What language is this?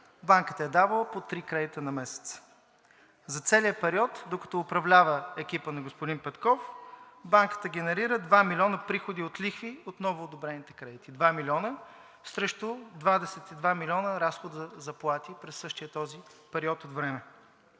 Bulgarian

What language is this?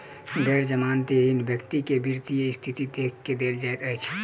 Maithili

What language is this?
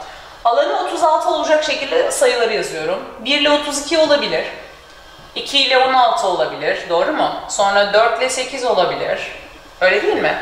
Turkish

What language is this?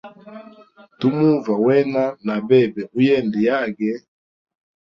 Hemba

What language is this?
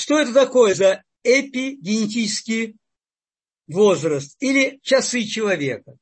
Russian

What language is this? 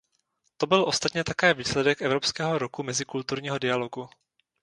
Czech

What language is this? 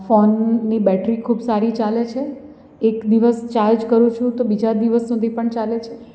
Gujarati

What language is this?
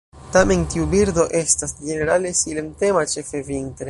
Esperanto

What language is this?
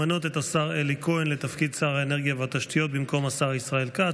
Hebrew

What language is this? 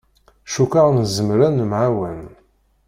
Kabyle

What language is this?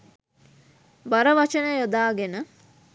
Sinhala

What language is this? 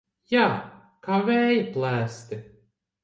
Latvian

